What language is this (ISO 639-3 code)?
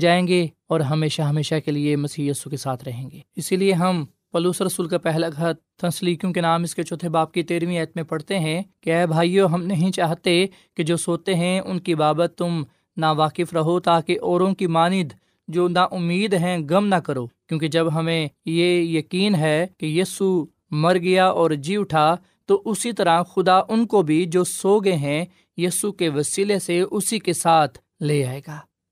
urd